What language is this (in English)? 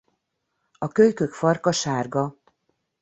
Hungarian